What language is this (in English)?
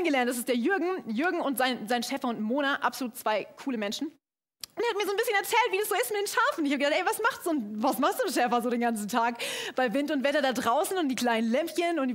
German